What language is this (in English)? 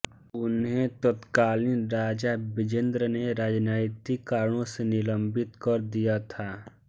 Hindi